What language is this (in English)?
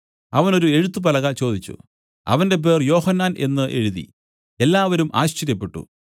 Malayalam